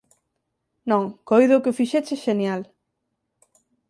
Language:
Galician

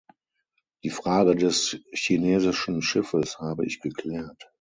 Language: German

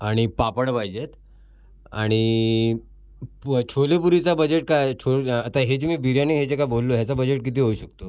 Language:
Marathi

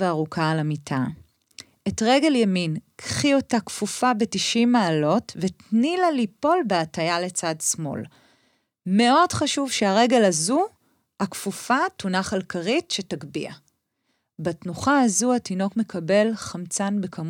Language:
Hebrew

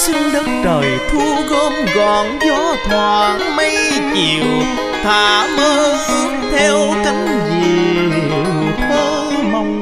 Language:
Vietnamese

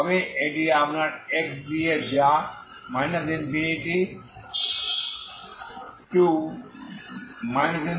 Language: Bangla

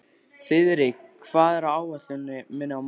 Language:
Icelandic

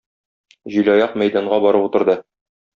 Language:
Tatar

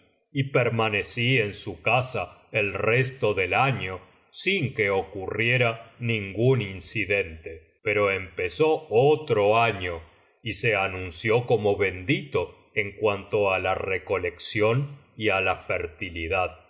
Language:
Spanish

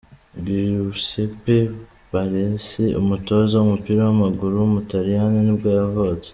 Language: Kinyarwanda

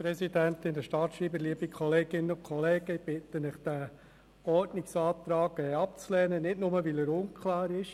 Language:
Swiss German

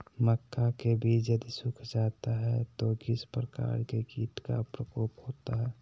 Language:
Magahi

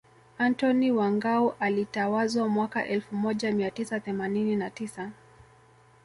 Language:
Swahili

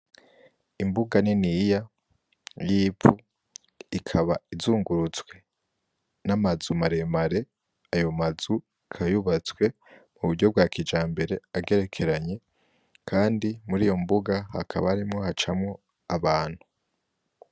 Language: Rundi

